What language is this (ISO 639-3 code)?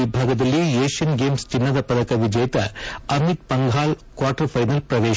kan